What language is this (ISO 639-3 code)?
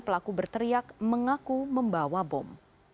ind